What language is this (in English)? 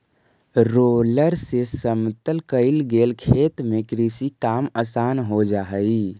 Magahi